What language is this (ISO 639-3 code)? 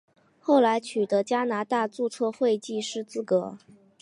zho